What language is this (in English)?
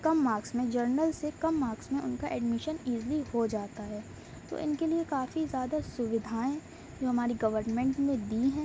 Urdu